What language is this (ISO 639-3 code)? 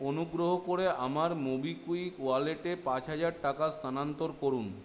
ben